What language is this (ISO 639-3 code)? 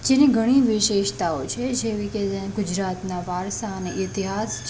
guj